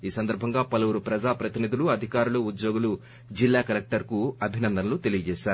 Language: Telugu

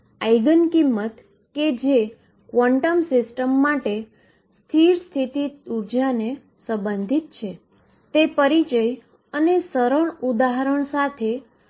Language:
Gujarati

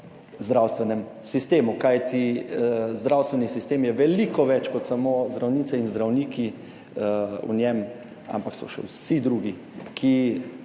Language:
Slovenian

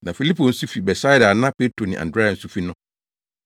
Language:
Akan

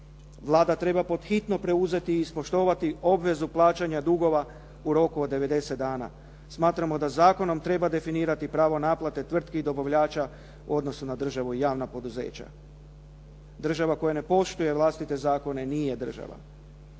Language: Croatian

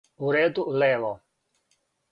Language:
Serbian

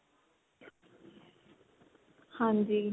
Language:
Punjabi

